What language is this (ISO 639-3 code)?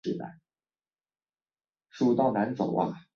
zho